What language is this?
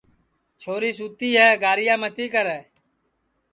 Sansi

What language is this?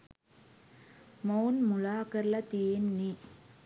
Sinhala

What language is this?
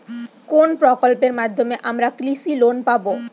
Bangla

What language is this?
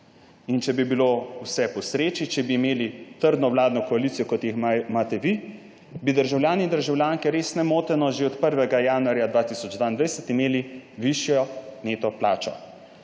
Slovenian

